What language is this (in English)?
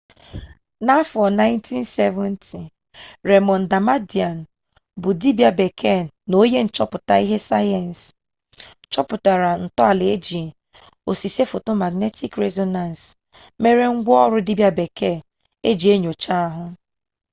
Igbo